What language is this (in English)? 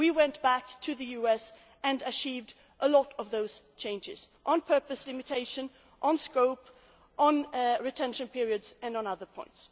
English